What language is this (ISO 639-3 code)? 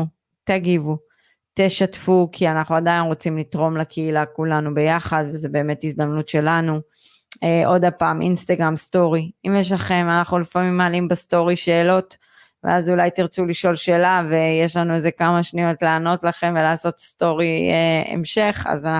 heb